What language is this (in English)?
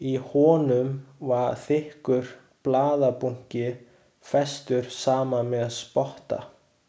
Icelandic